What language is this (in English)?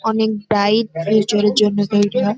Bangla